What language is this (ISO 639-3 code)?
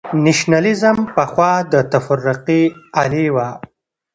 pus